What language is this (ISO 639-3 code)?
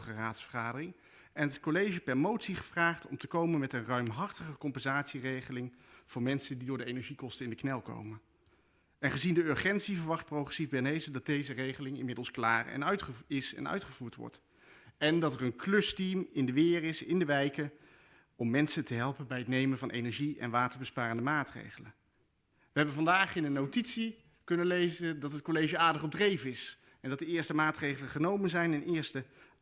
nld